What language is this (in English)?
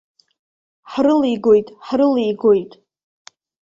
Abkhazian